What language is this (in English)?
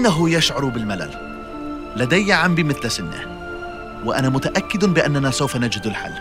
Arabic